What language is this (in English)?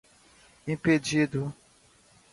Portuguese